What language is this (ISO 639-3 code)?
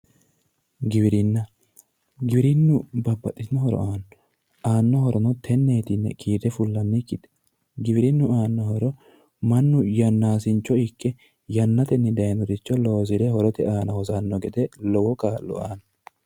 sid